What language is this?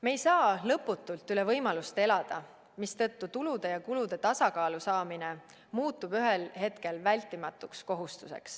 Estonian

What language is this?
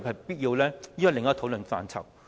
Cantonese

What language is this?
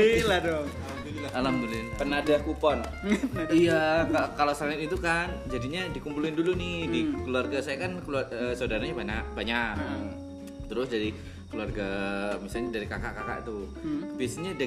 Indonesian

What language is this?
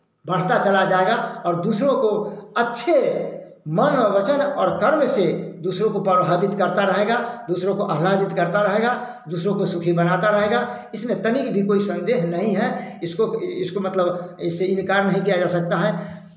Hindi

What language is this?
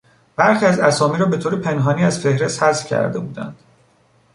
Persian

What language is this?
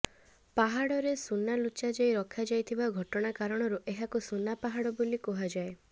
Odia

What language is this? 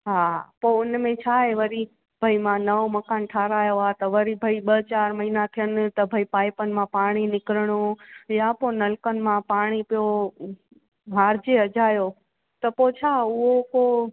Sindhi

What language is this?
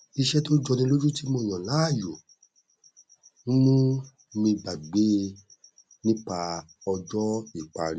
Yoruba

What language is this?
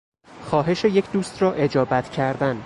Persian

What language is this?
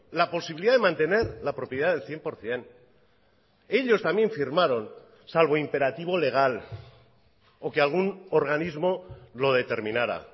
Spanish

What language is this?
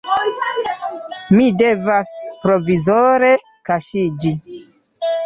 Esperanto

